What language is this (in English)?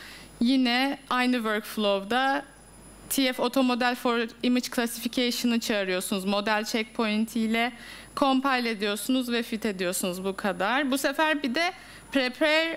Turkish